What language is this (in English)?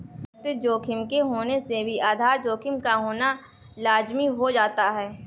Hindi